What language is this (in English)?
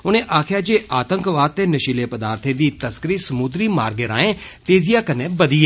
Dogri